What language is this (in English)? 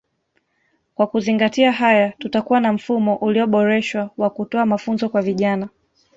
Swahili